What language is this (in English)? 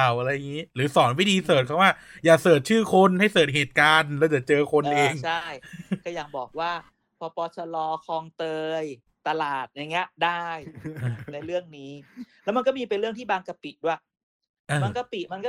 Thai